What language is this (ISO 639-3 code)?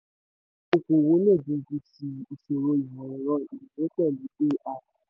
yor